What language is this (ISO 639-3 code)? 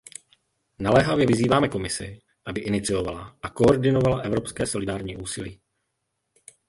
ces